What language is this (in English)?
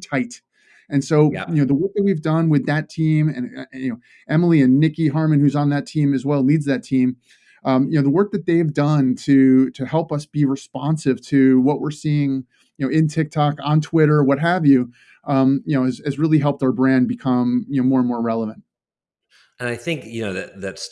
English